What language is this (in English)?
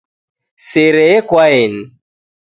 Taita